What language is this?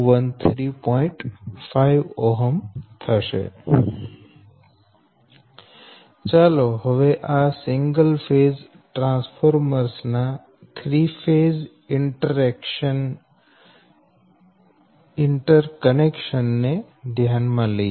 Gujarati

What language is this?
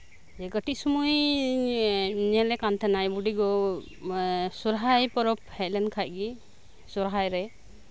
Santali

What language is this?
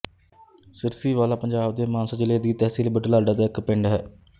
Punjabi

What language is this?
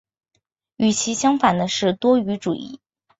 Chinese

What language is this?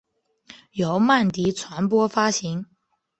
Chinese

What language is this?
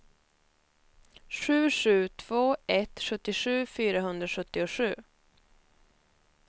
Swedish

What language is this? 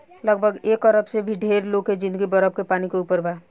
Bhojpuri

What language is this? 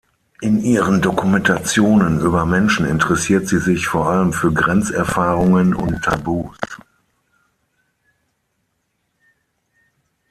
German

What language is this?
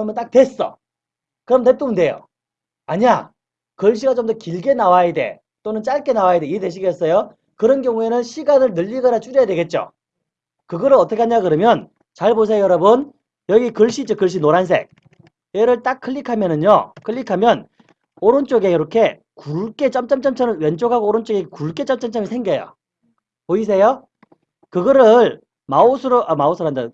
Korean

